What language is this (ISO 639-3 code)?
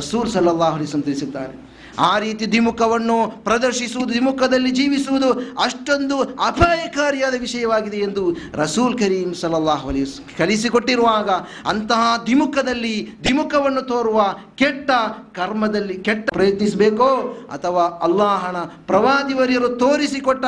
kan